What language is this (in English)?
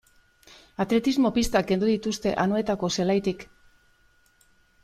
Basque